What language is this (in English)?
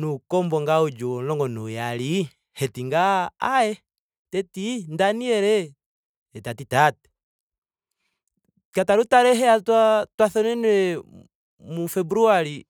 Ndonga